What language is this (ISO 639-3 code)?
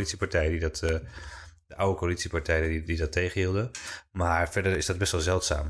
nld